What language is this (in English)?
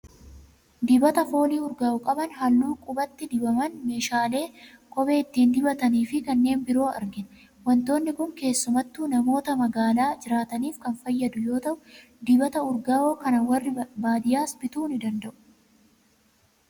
Oromo